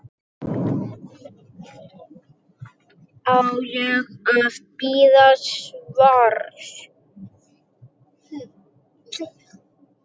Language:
Icelandic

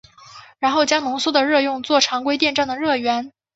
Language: Chinese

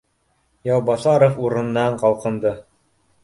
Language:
Bashkir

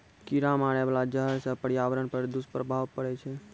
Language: Maithili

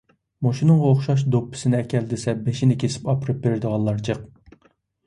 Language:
Uyghur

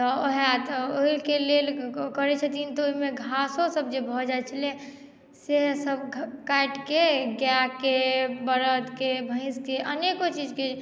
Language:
Maithili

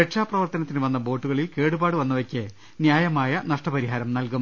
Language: Malayalam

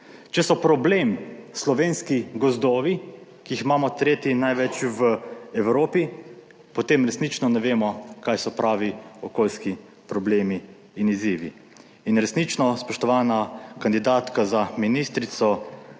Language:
Slovenian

